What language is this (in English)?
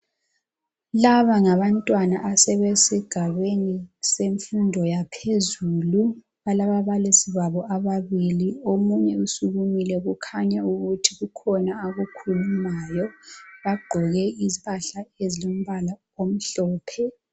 North Ndebele